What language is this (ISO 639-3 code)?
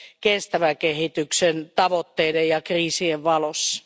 fin